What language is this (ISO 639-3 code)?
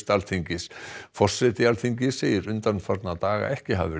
isl